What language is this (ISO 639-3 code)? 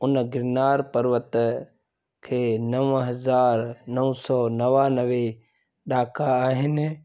snd